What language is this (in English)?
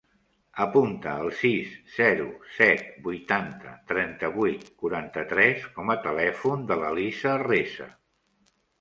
Catalan